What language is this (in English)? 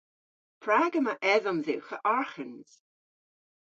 Cornish